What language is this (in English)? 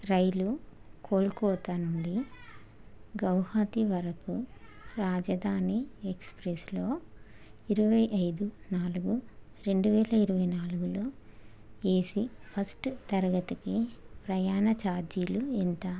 Telugu